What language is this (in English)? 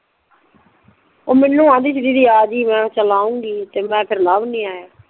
Punjabi